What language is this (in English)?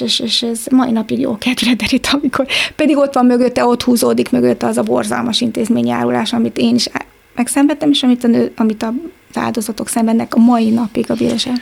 Hungarian